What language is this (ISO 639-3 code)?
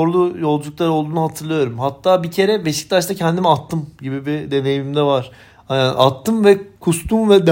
tur